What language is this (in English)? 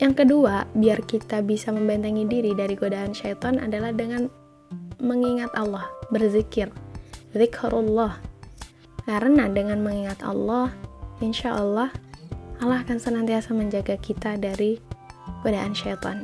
Indonesian